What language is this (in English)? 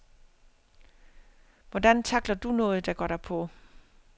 Danish